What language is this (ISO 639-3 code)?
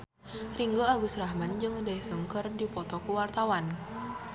sun